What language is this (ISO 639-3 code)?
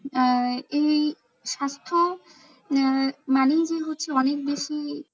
ben